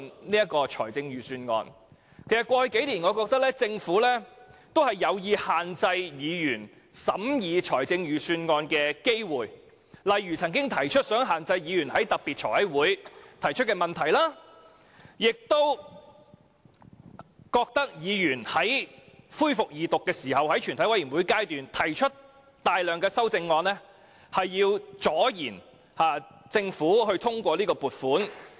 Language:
Cantonese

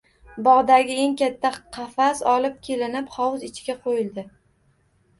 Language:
Uzbek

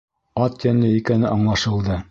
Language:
Bashkir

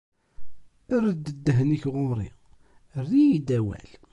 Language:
Kabyle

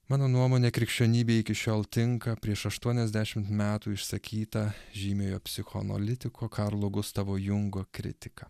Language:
Lithuanian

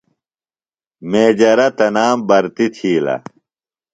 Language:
Phalura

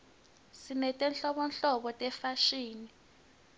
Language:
Swati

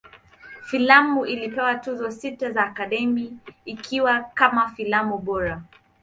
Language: Swahili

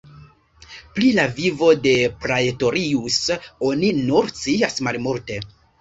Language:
Esperanto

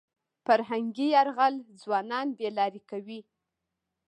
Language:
Pashto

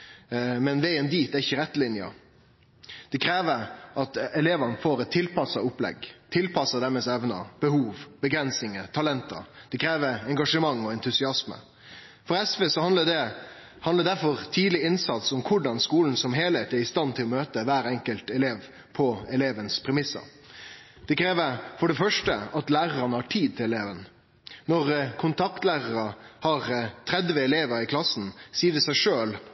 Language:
Norwegian Nynorsk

